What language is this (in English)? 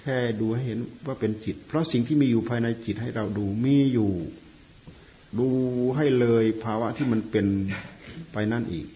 Thai